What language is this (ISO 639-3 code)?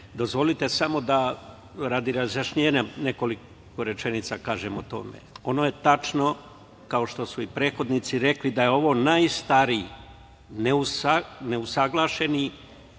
srp